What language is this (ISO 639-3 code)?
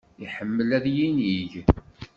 kab